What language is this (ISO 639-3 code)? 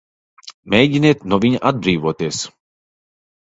lav